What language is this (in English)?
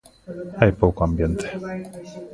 Galician